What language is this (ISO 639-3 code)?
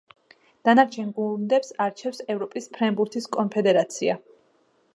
kat